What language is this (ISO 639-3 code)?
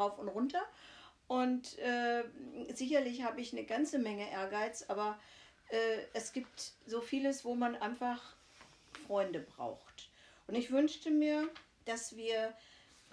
deu